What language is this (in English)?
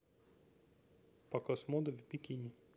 Russian